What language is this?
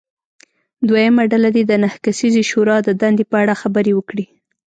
Pashto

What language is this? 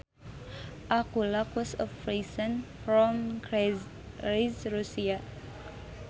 Sundanese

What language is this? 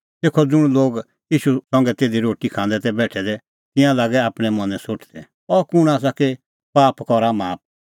Kullu Pahari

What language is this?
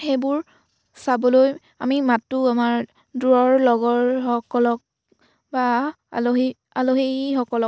Assamese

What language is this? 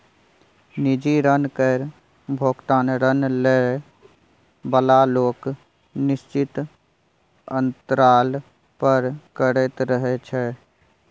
Maithili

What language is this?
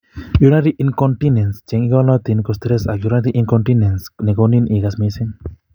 Kalenjin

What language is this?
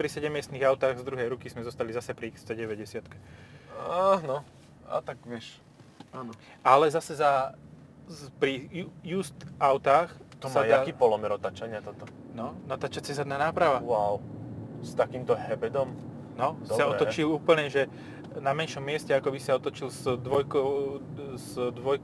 Slovak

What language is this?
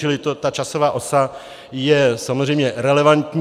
Czech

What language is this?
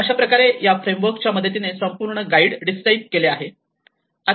Marathi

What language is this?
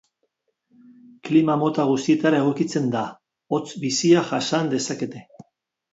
Basque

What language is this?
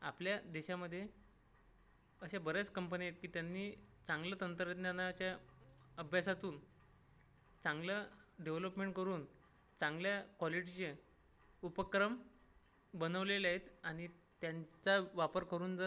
Marathi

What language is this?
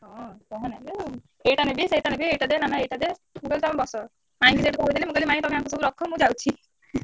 Odia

